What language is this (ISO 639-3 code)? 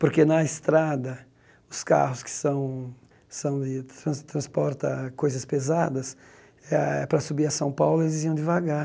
por